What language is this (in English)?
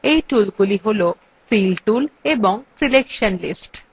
Bangla